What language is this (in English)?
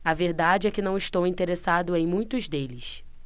Portuguese